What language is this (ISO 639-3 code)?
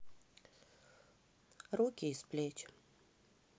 rus